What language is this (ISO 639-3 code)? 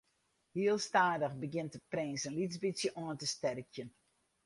fry